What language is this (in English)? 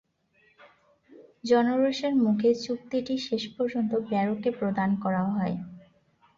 Bangla